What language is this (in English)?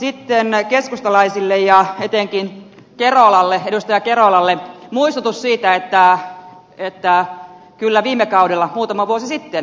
Finnish